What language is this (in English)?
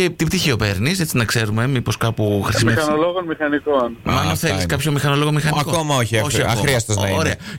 Greek